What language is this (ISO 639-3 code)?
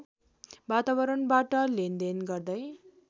nep